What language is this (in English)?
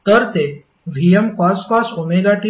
Marathi